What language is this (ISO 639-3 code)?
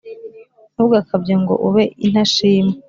kin